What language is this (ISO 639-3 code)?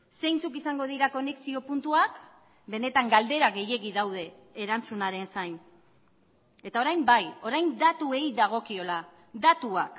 eus